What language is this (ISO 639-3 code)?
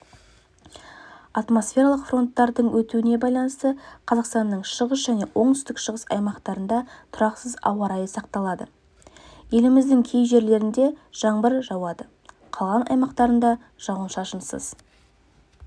kaz